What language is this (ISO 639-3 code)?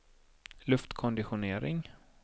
swe